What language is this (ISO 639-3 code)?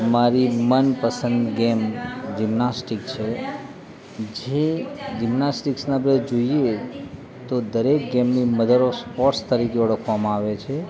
guj